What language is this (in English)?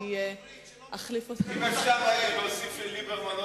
Hebrew